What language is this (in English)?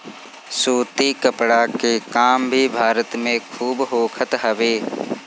Bhojpuri